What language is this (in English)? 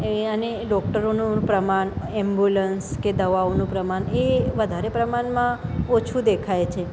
Gujarati